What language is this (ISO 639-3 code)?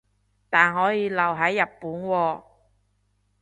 yue